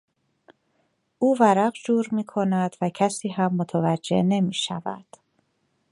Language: Persian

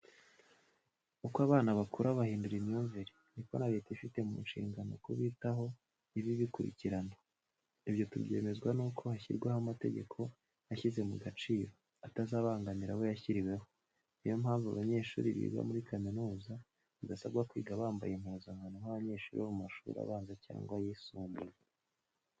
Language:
Kinyarwanda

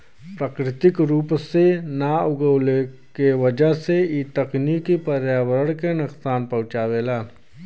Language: Bhojpuri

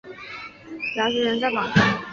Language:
Chinese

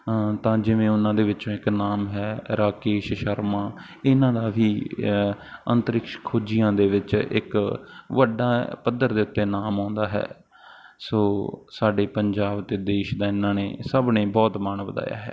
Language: Punjabi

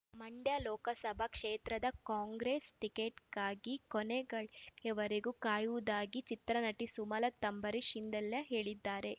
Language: Kannada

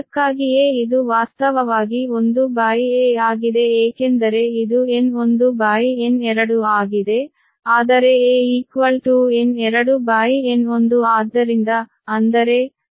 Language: Kannada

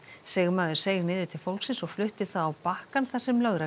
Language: Icelandic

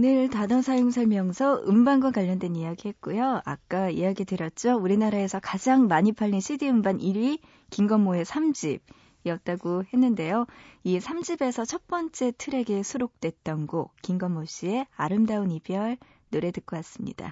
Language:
Korean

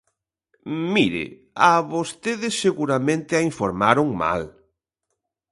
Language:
Galician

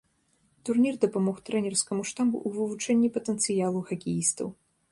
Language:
Belarusian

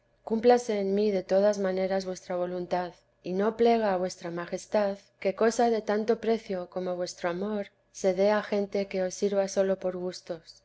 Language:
Spanish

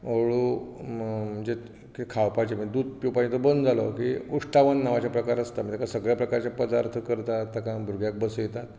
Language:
Konkani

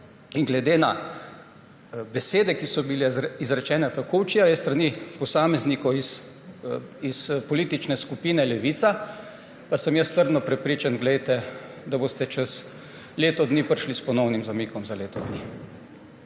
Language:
Slovenian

